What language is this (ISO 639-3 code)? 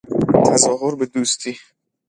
fas